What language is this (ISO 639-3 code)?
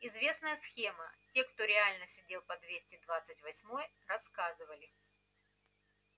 rus